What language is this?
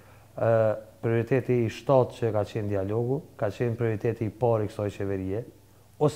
Romanian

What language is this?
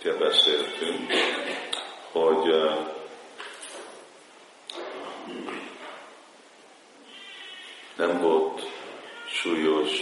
Hungarian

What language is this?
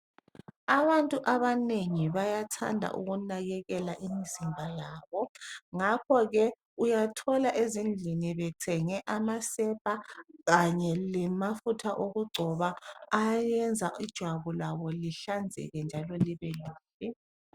North Ndebele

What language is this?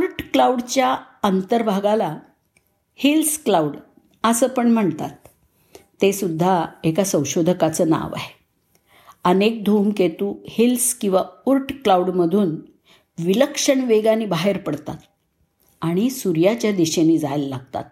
Marathi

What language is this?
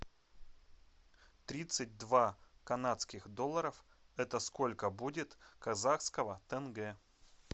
Russian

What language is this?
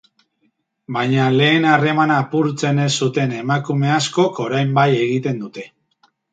Basque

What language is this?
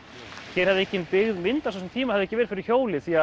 Icelandic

